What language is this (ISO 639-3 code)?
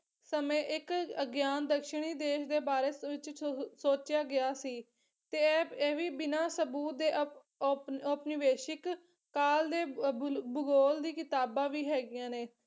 pan